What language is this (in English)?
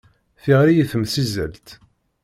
Kabyle